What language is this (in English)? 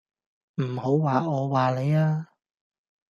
Cantonese